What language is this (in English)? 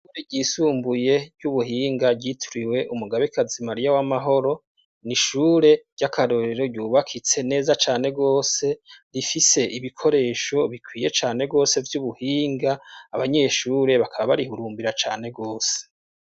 Rundi